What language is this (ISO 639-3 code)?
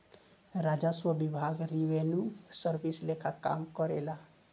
bho